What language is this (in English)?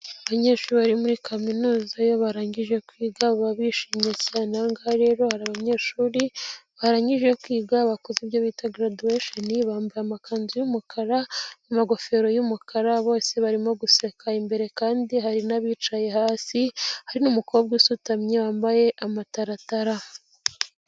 Kinyarwanda